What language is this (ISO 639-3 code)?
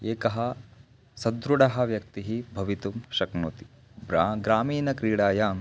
san